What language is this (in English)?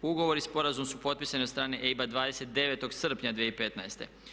Croatian